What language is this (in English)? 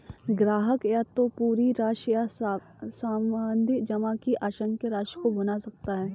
Hindi